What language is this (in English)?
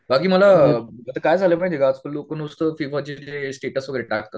Marathi